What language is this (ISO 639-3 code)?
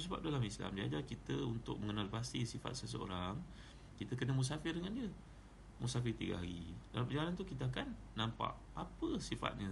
msa